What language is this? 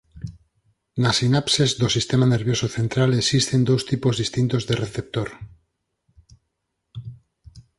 Galician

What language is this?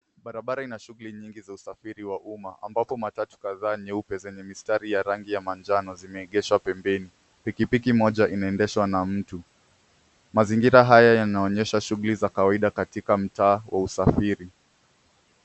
Swahili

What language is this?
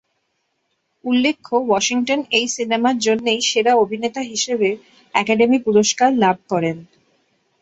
Bangla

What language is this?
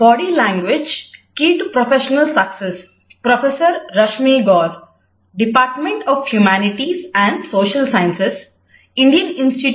Telugu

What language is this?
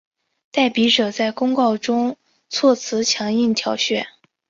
Chinese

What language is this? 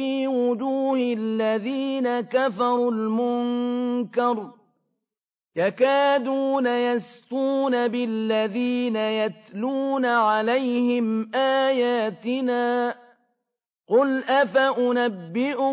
Arabic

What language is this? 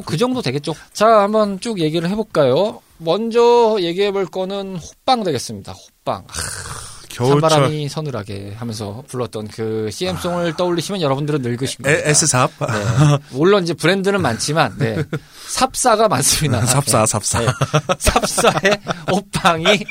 Korean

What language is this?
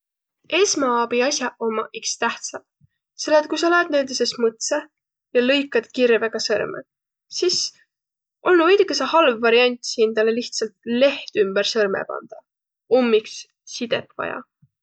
Võro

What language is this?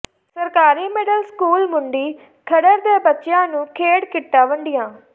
Punjabi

